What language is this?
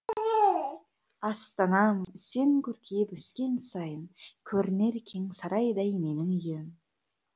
Kazakh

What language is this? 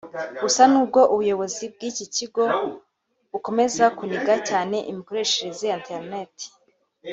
Kinyarwanda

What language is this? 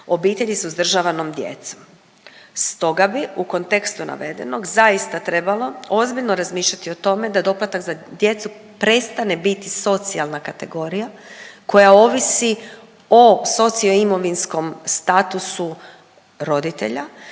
Croatian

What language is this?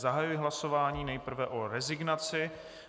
Czech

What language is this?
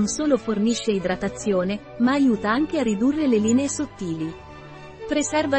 Italian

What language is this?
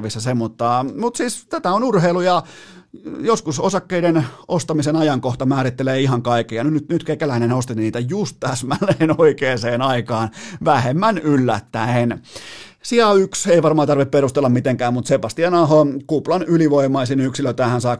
Finnish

